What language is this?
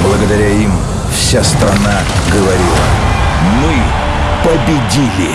Russian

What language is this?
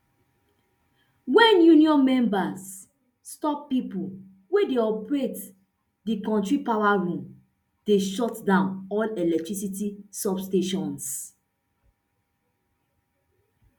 Nigerian Pidgin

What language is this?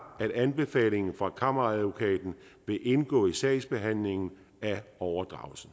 Danish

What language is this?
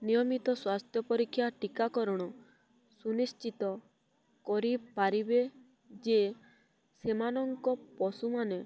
Odia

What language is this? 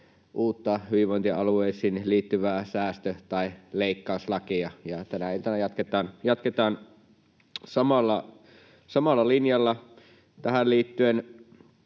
Finnish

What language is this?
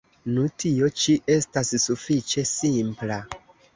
Esperanto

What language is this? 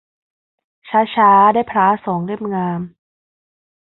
Thai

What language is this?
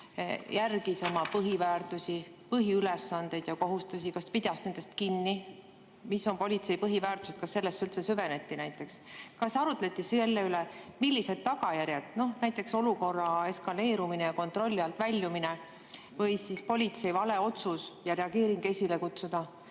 Estonian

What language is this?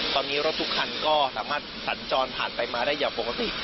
Thai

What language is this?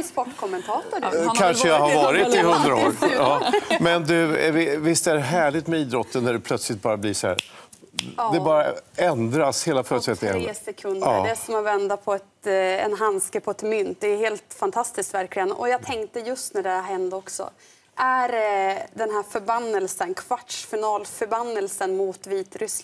Swedish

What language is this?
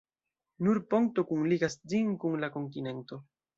Esperanto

